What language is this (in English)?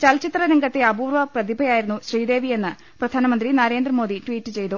Malayalam